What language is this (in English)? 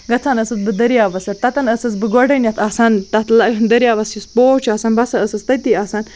Kashmiri